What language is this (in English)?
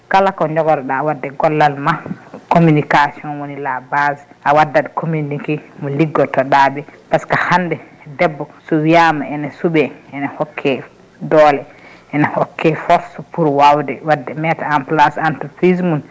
Fula